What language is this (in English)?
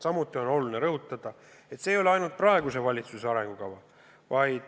Estonian